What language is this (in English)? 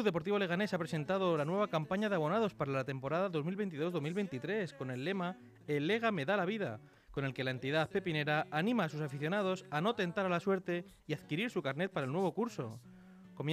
Spanish